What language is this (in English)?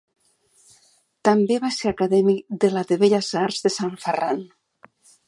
Catalan